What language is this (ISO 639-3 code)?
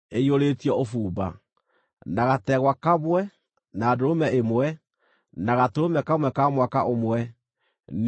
kik